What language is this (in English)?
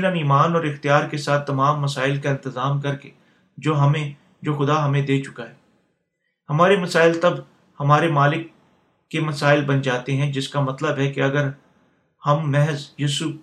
Urdu